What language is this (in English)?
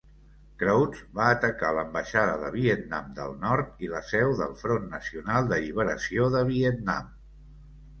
Catalan